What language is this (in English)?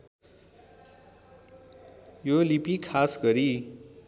Nepali